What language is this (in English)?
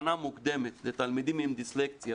Hebrew